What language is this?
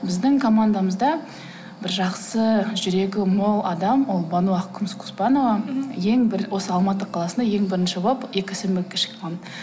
Kazakh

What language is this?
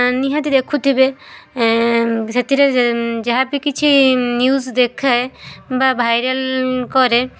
Odia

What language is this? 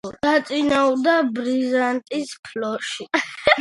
Georgian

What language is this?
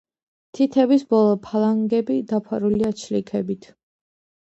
Georgian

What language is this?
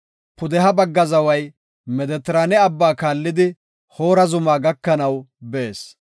Gofa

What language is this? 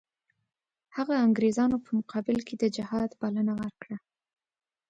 Pashto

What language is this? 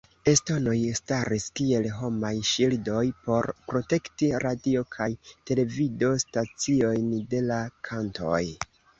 Esperanto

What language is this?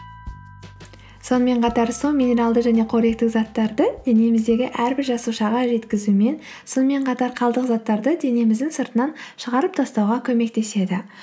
Kazakh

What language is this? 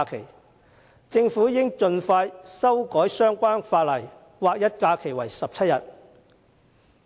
Cantonese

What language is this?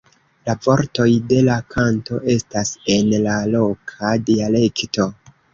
Esperanto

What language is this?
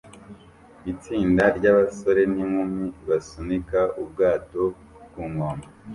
Kinyarwanda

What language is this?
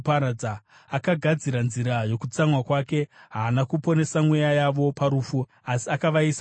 Shona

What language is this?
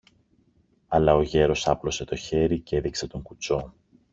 Greek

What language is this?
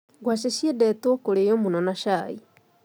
Kikuyu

